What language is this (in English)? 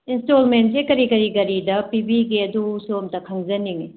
Manipuri